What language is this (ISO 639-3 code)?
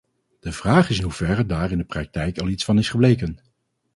nld